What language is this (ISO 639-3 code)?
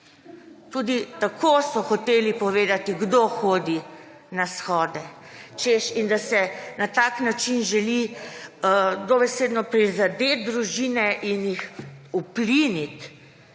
slv